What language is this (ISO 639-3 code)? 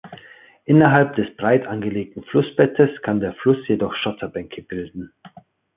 deu